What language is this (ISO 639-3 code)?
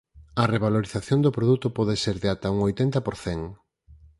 glg